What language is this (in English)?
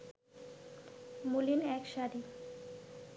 Bangla